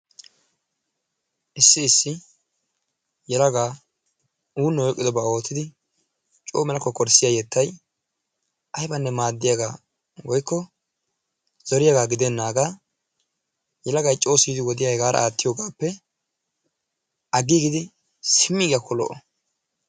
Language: Wolaytta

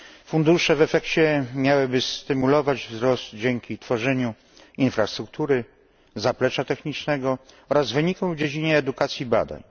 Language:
Polish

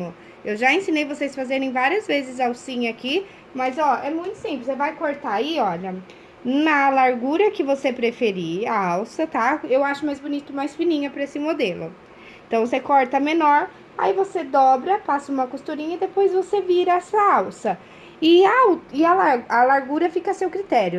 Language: Portuguese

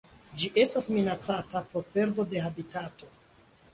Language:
Esperanto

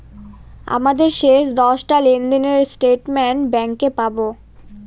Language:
Bangla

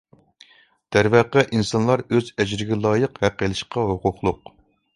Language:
Uyghur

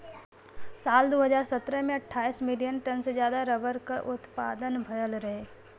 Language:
Bhojpuri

